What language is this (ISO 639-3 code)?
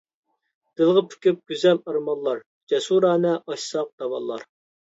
uig